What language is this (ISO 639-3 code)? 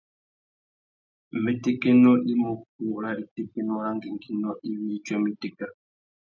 bag